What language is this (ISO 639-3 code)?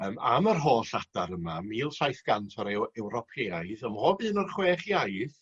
cym